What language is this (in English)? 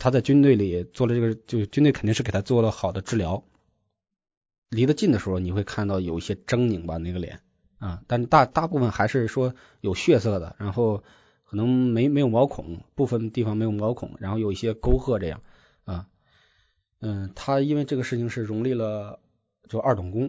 Chinese